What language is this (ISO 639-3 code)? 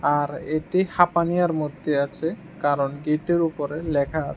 ben